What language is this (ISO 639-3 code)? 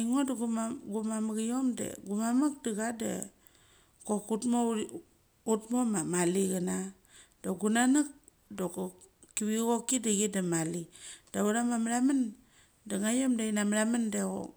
gcc